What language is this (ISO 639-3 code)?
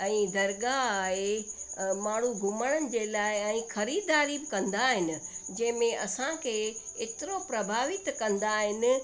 snd